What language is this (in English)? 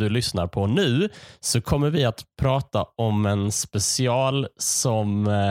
Swedish